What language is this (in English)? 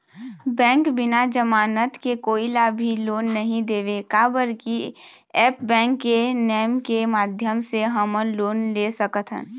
Chhattisgarhi